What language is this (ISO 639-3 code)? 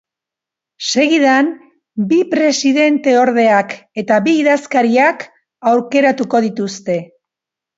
eus